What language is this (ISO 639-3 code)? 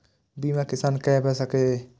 mai